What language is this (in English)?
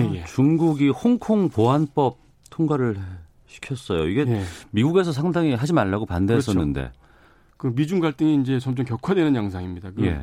Korean